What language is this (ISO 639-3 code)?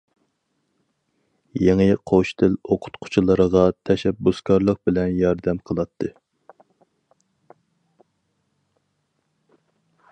uig